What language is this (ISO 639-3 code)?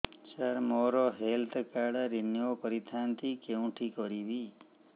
ori